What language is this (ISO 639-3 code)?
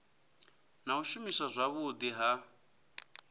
ven